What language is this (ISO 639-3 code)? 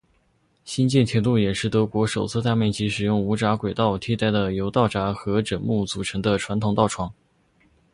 zho